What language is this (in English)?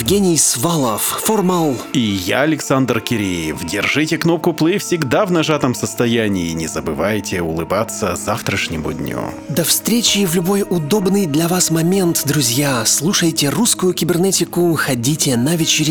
Russian